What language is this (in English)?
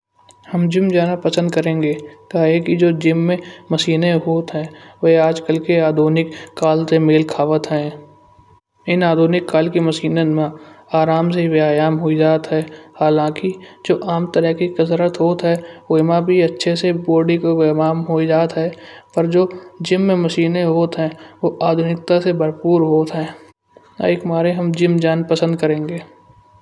Kanauji